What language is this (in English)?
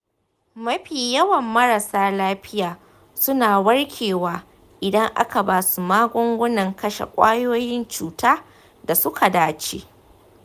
Hausa